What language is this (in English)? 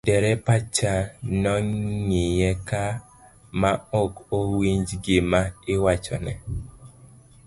Luo (Kenya and Tanzania)